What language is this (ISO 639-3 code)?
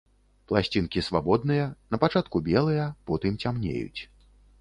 bel